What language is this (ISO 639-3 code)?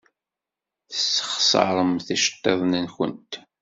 kab